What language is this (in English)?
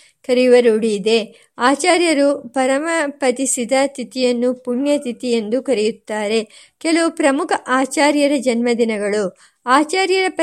Kannada